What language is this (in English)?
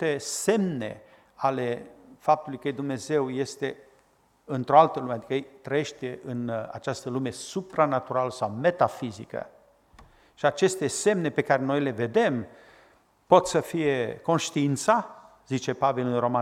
Romanian